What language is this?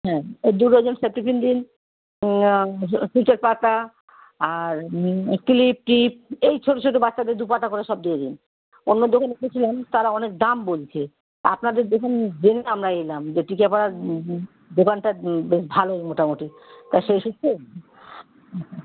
Bangla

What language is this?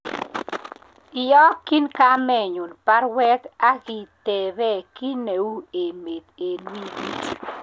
Kalenjin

